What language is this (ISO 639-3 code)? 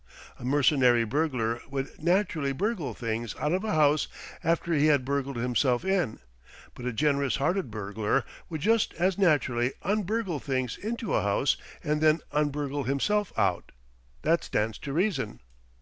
eng